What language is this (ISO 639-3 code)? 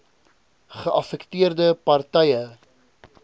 afr